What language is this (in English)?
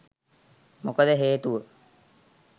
Sinhala